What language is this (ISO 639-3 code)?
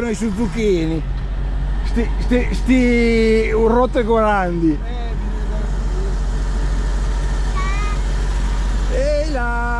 ita